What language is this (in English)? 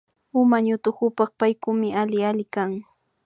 Imbabura Highland Quichua